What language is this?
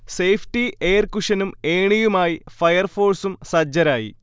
Malayalam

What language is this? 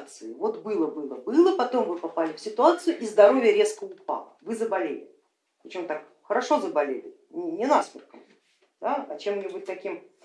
Russian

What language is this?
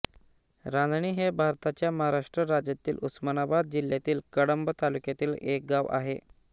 Marathi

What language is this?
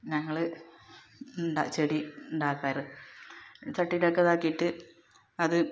Malayalam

